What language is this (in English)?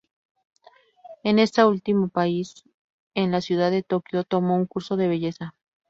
Spanish